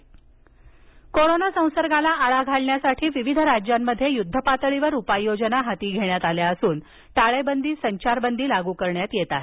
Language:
Marathi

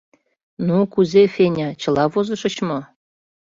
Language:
Mari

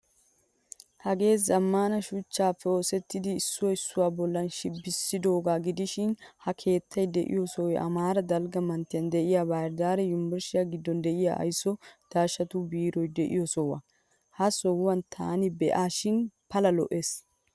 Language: Wolaytta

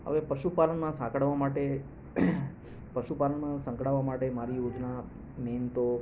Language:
Gujarati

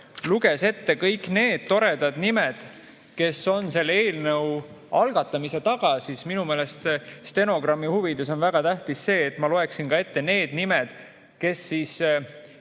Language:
Estonian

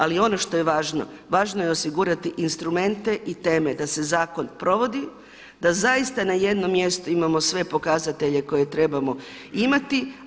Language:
Croatian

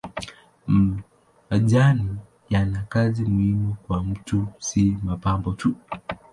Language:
Swahili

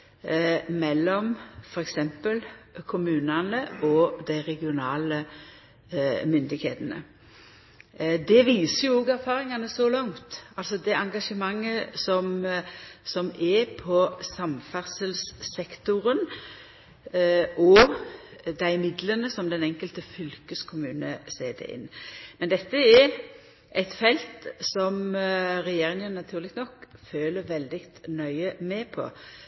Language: Norwegian Nynorsk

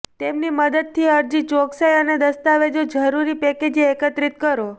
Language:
Gujarati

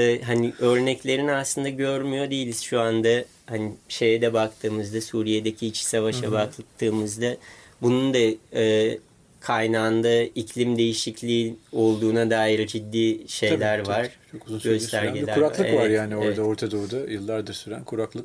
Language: Turkish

